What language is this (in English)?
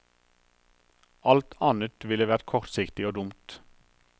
Norwegian